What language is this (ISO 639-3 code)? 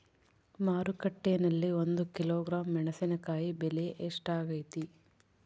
kan